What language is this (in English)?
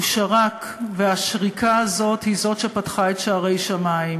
Hebrew